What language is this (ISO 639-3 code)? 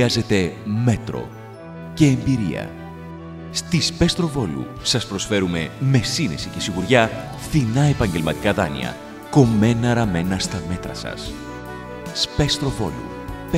ell